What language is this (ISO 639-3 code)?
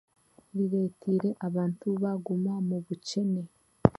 cgg